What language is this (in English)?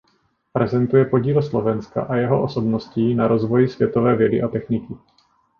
Czech